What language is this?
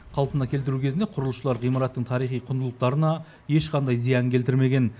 Kazakh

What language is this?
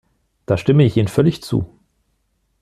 German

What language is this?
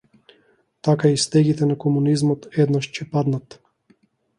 Macedonian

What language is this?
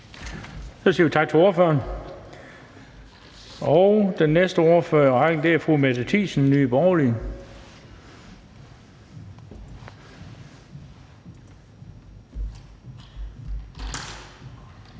Danish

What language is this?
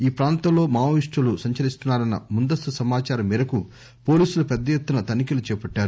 Telugu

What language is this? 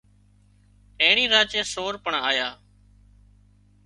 Wadiyara Koli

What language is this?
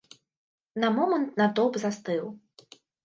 Belarusian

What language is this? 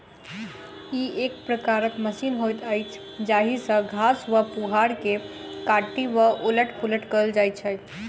Maithili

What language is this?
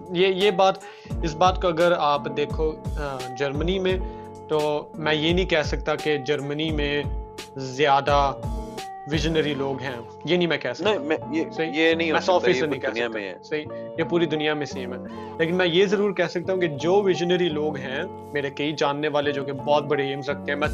Urdu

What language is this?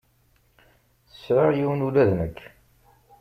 Kabyle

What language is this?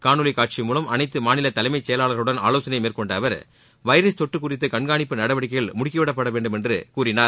Tamil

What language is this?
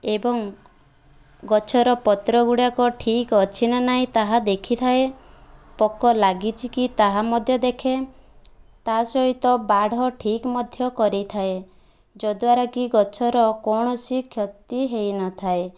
Odia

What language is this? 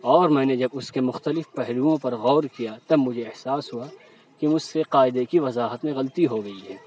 Urdu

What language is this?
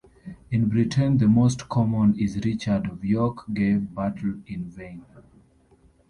English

